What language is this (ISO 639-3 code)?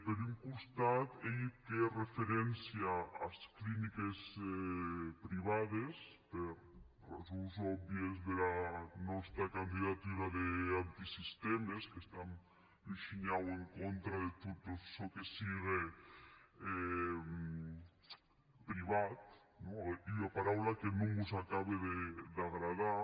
cat